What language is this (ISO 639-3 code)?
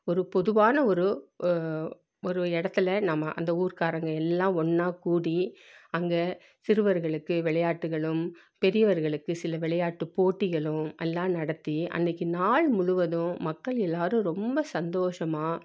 tam